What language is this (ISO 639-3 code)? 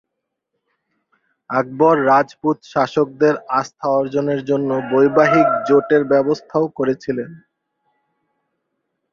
ben